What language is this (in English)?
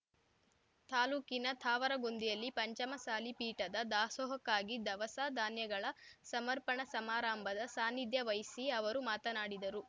Kannada